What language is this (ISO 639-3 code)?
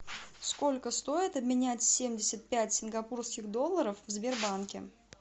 rus